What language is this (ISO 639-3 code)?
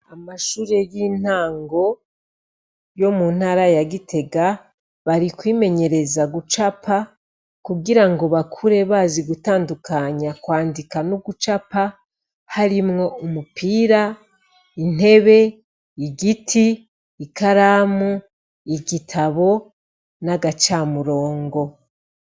run